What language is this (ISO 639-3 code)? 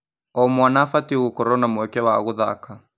kik